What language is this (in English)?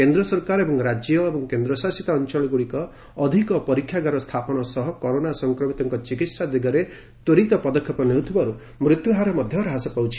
Odia